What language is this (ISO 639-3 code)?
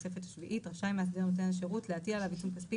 heb